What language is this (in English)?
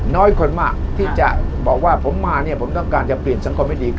Thai